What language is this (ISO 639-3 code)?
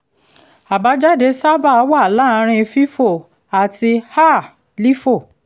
yor